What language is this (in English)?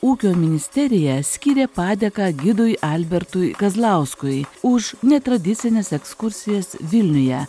Lithuanian